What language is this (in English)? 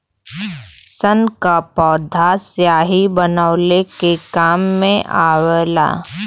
Bhojpuri